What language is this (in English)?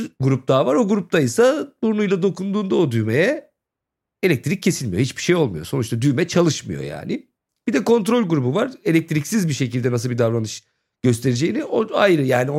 Turkish